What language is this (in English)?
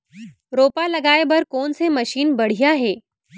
Chhattisgarhi